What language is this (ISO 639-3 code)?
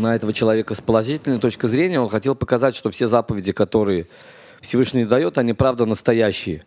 rus